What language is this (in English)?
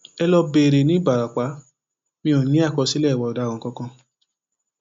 Yoruba